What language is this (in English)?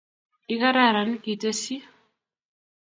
Kalenjin